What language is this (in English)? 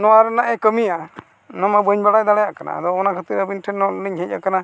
Santali